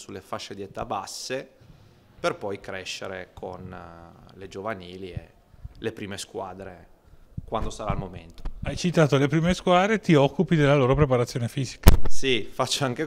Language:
Italian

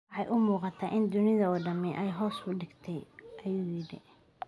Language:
Somali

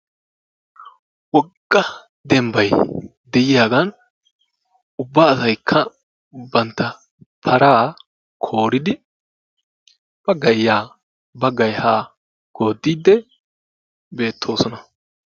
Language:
Wolaytta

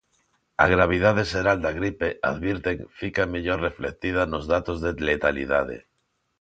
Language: Galician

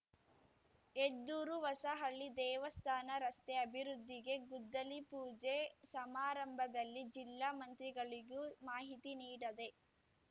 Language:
Kannada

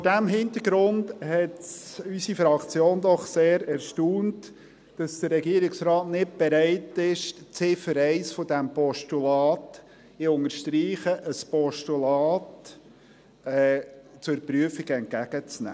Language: Swiss German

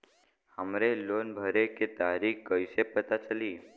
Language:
Bhojpuri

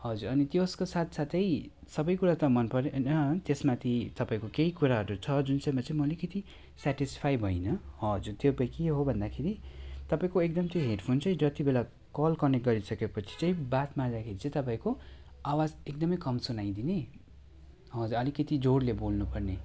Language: Nepali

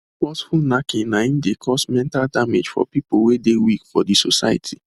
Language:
Nigerian Pidgin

